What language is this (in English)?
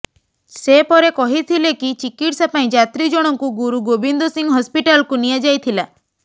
Odia